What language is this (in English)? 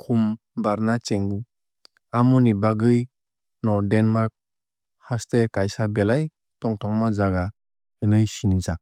Kok Borok